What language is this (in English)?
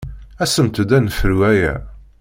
Kabyle